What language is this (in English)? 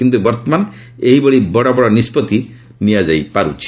Odia